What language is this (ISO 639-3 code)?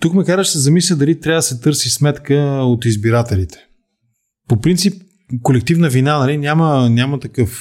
bul